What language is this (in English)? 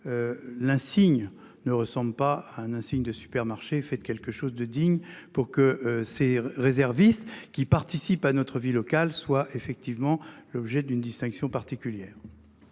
French